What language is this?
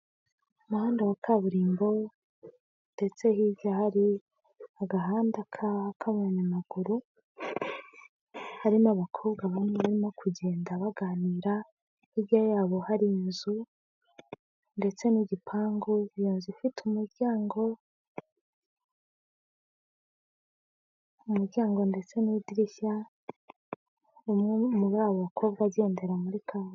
Kinyarwanda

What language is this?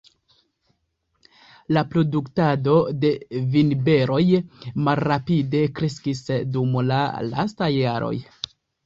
Esperanto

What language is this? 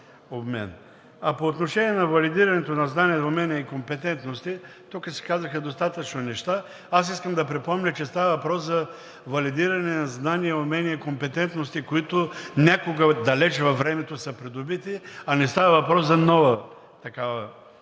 Bulgarian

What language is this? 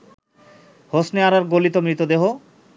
Bangla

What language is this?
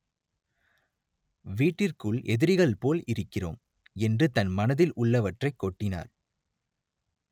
Tamil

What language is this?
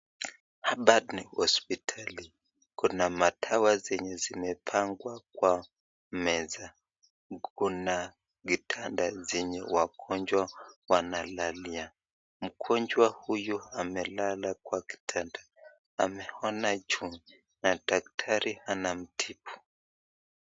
Swahili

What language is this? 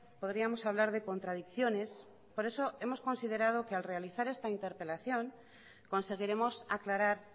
Spanish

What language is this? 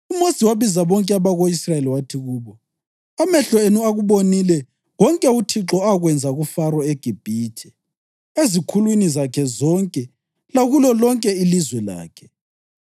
North Ndebele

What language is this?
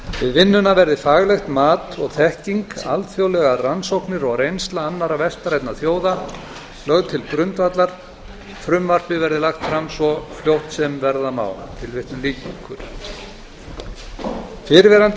Icelandic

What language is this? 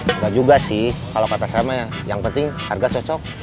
Indonesian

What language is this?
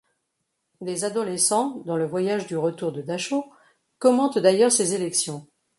French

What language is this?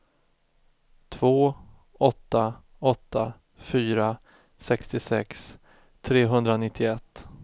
Swedish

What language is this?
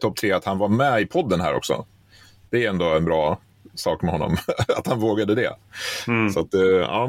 Swedish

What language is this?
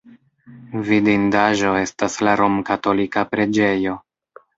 Esperanto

